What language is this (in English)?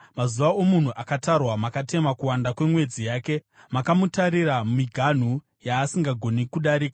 Shona